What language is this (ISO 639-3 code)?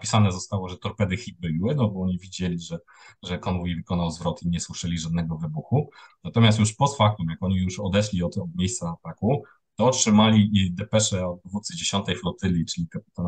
pol